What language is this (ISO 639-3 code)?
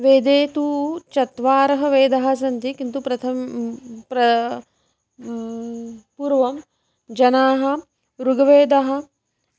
san